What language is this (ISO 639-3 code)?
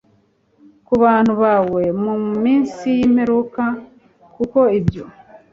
kin